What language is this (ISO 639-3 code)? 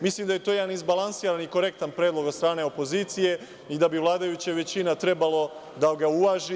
srp